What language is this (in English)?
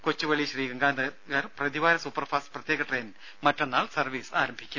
Malayalam